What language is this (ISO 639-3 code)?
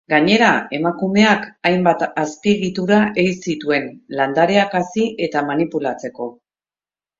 eus